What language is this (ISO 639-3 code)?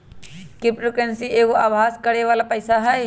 mag